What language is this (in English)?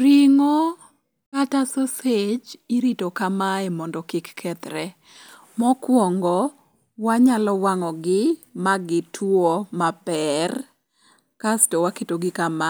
Luo (Kenya and Tanzania)